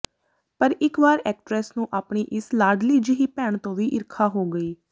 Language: Punjabi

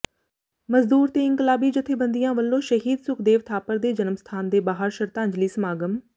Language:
Punjabi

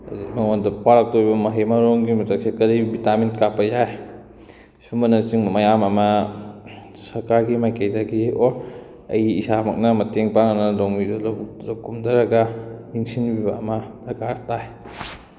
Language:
Manipuri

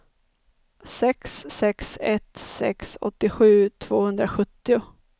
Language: Swedish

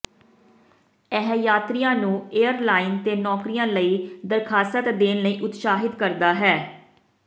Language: Punjabi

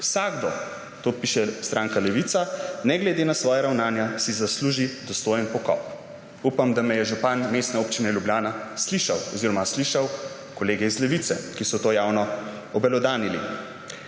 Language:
Slovenian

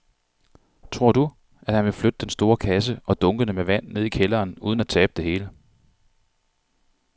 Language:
Danish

